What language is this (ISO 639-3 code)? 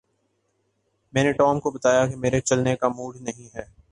urd